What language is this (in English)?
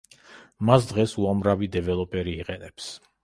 Georgian